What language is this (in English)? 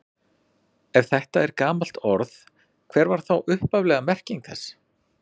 Icelandic